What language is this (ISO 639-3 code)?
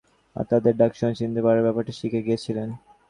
ben